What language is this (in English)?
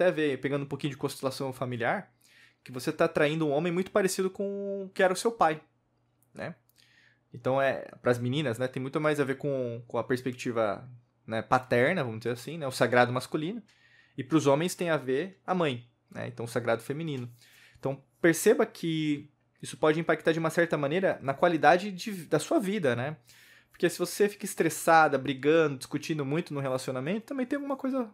Portuguese